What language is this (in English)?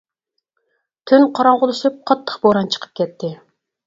Uyghur